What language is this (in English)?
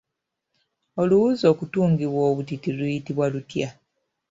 Ganda